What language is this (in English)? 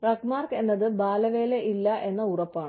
Malayalam